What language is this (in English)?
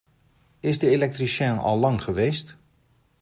Dutch